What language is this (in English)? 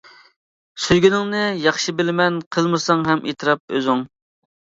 Uyghur